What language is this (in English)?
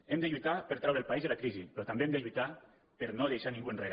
Catalan